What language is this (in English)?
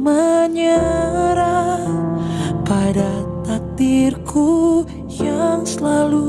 Indonesian